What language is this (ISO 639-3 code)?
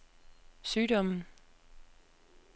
dan